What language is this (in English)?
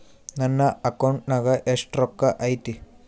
Kannada